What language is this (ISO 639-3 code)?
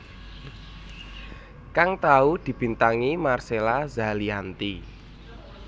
jav